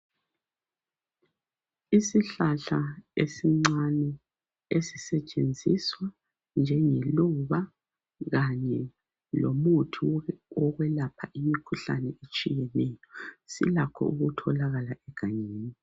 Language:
North Ndebele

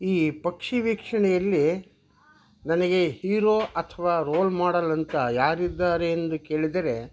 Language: Kannada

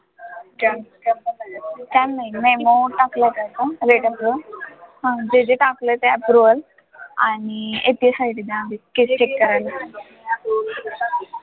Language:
Marathi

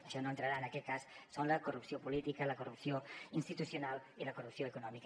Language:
Catalan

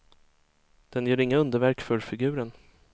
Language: Swedish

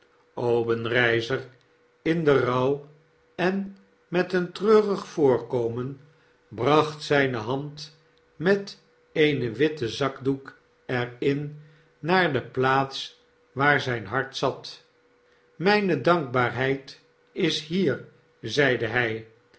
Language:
Dutch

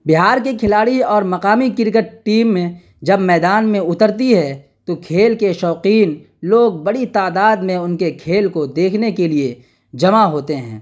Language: Urdu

